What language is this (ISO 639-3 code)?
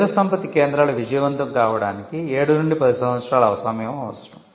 tel